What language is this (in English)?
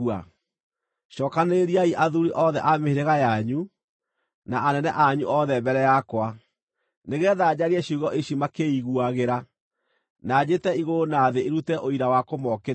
Kikuyu